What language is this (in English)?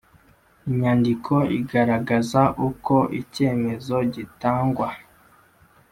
Kinyarwanda